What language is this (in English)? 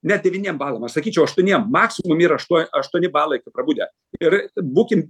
Lithuanian